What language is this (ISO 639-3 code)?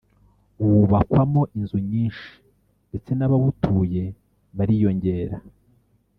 kin